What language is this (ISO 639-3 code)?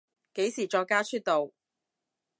yue